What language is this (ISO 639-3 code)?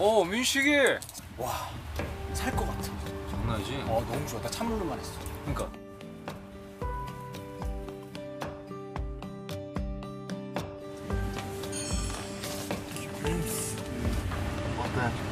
kor